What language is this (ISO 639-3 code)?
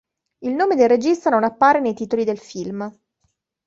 ita